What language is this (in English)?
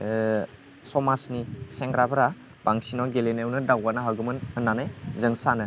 Bodo